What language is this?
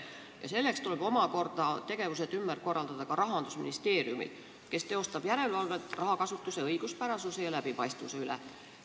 Estonian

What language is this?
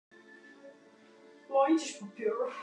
Western Frisian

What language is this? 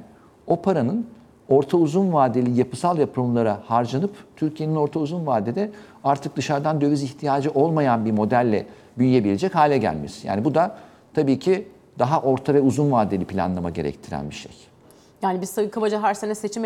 Turkish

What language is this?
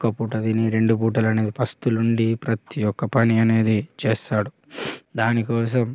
Telugu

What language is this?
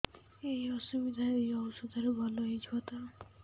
Odia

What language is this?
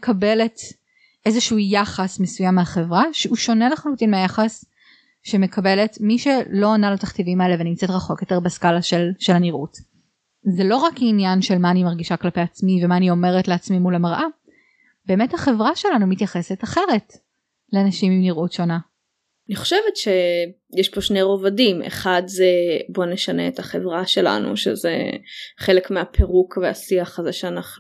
Hebrew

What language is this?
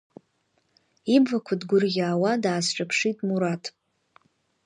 Abkhazian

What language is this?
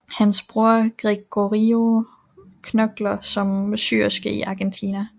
Danish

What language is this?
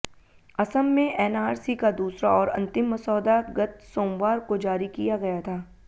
Hindi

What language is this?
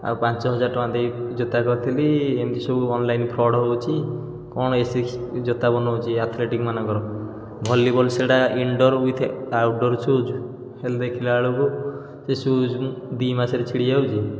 Odia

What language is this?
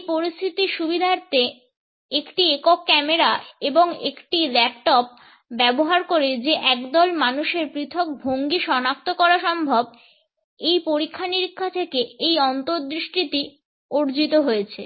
Bangla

